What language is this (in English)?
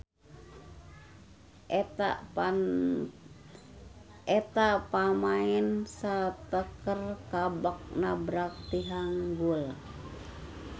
Sundanese